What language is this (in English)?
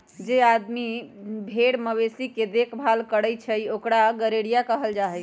Magahi